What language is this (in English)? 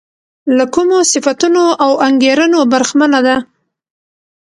Pashto